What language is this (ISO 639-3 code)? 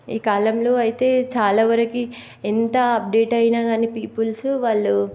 tel